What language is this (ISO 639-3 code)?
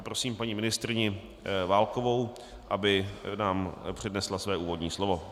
ces